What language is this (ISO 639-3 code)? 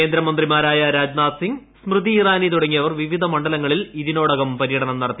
mal